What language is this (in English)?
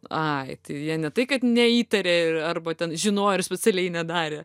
Lithuanian